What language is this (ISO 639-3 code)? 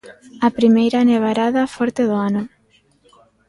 glg